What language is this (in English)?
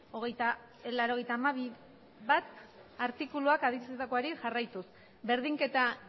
Basque